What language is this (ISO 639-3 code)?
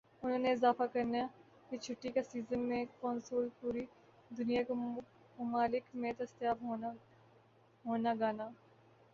urd